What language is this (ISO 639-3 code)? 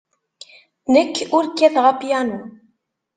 kab